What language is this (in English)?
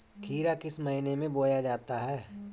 Hindi